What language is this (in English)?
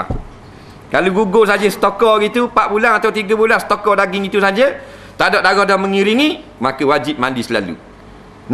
Malay